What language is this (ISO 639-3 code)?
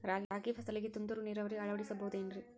kan